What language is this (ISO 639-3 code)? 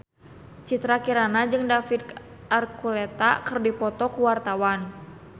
sun